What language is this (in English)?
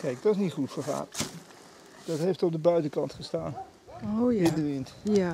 Dutch